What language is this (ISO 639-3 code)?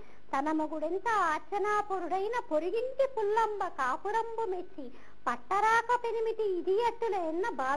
hin